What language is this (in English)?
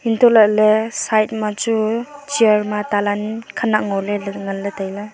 Wancho Naga